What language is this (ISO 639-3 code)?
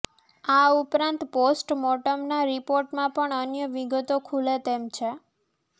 guj